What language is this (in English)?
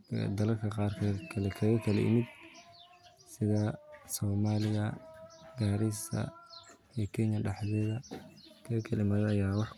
Somali